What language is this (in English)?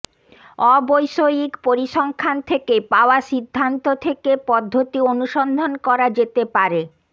Bangla